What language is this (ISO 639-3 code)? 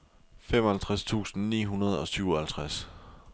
dan